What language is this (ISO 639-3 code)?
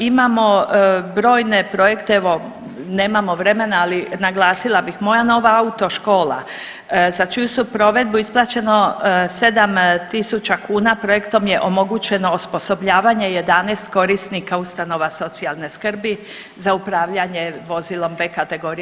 hrv